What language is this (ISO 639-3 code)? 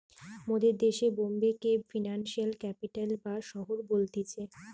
ben